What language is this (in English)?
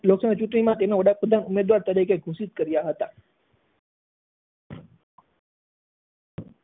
Gujarati